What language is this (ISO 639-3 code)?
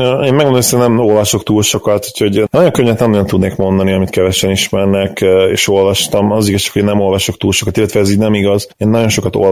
hun